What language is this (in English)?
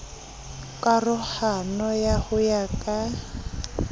Southern Sotho